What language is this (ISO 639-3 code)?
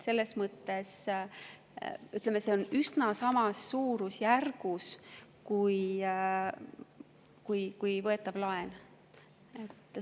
est